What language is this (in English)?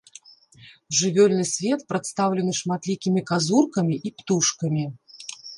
Belarusian